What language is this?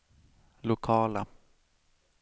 Swedish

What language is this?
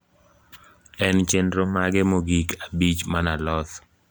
Luo (Kenya and Tanzania)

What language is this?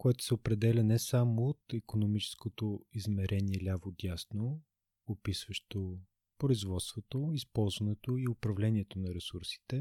Bulgarian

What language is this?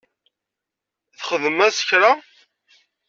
Kabyle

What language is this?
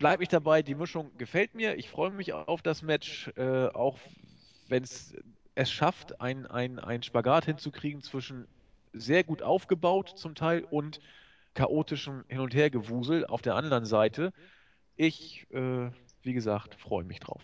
German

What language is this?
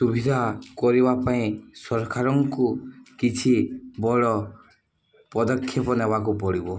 Odia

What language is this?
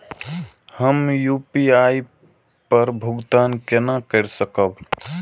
Maithili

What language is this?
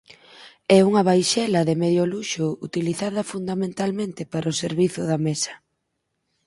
Galician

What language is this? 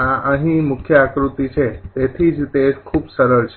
Gujarati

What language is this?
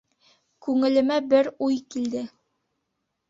Bashkir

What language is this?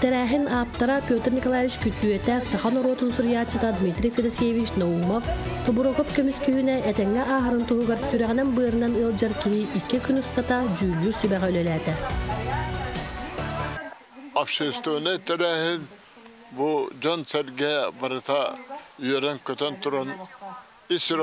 Arabic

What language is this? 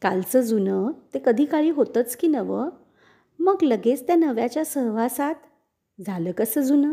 Marathi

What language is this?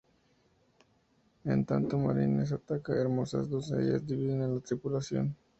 Spanish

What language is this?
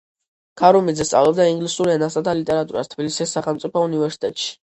Georgian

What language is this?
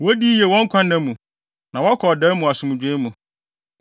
Akan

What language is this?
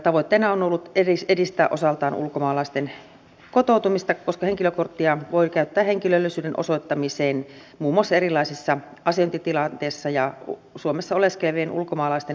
Finnish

